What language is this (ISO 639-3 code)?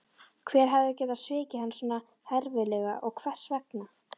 isl